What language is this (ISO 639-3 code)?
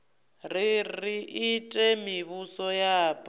ven